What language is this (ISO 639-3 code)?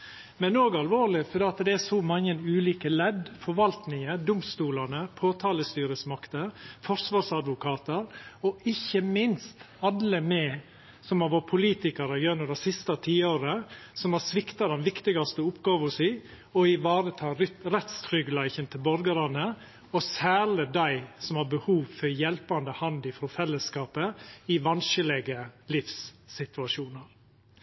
nno